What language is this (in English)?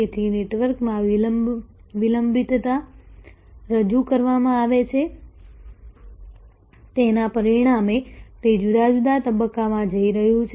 Gujarati